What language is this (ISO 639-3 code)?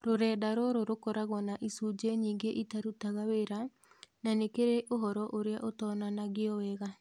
kik